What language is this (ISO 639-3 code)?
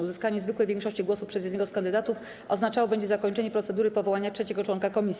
pol